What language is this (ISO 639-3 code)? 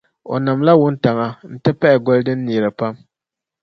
dag